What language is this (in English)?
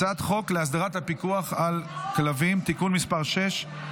Hebrew